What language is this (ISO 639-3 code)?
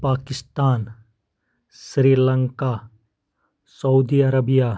kas